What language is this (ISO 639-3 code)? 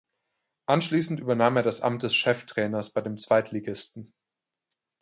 deu